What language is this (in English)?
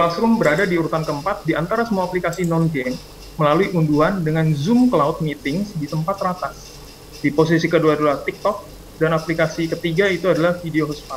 Indonesian